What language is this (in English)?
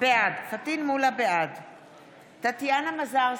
Hebrew